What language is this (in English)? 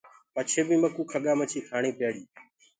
Gurgula